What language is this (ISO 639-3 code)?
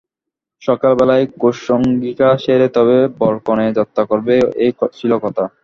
ben